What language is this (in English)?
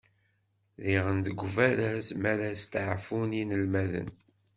Kabyle